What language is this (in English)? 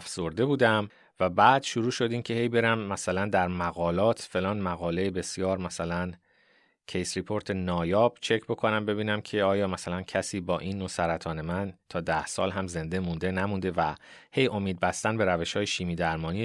Persian